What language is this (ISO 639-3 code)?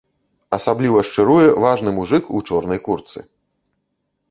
bel